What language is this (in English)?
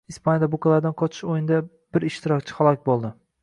Uzbek